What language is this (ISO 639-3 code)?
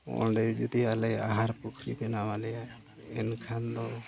sat